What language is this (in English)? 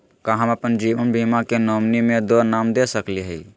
Magahi